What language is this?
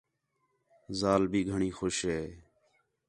Khetrani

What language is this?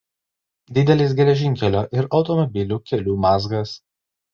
Lithuanian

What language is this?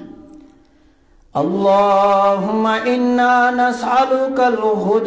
Arabic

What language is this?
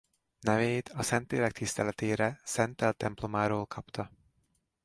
Hungarian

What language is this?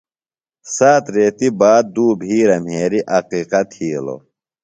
Phalura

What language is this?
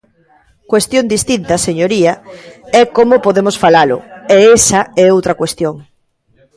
Galician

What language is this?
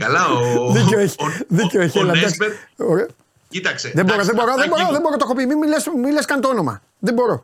Greek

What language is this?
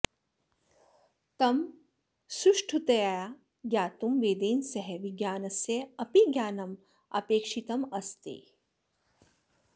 Sanskrit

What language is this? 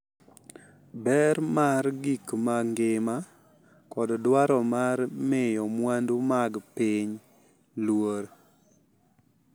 Luo (Kenya and Tanzania)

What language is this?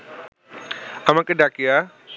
Bangla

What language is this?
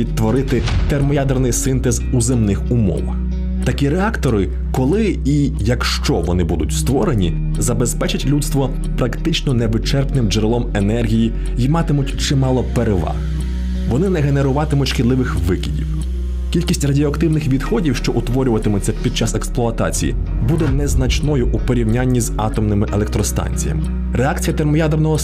Ukrainian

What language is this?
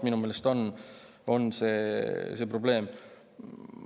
Estonian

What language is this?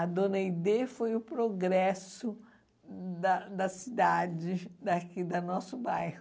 Portuguese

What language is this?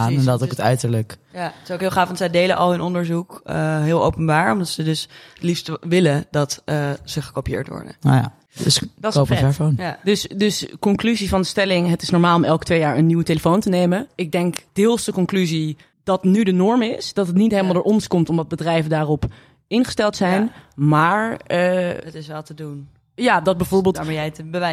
Dutch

